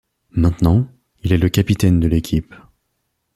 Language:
French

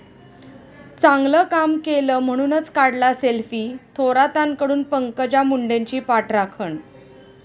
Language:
Marathi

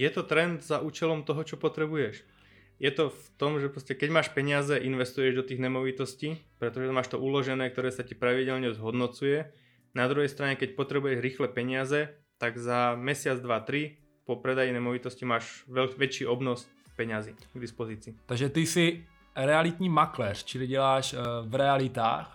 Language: Czech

